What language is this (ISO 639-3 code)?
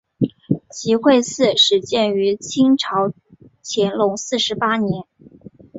zho